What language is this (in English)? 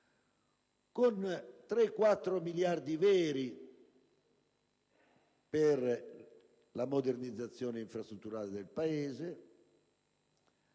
Italian